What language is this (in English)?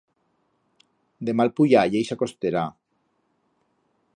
Aragonese